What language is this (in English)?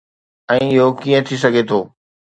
Sindhi